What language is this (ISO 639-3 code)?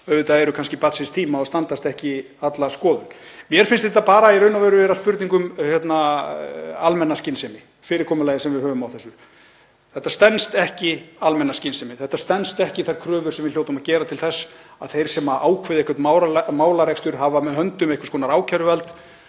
isl